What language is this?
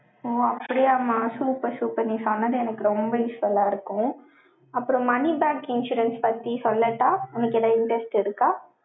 Tamil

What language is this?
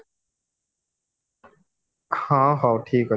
Odia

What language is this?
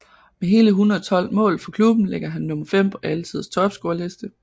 Danish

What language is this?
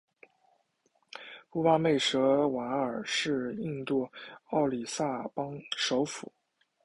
Chinese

